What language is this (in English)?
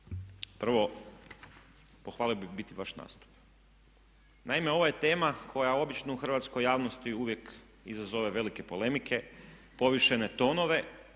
Croatian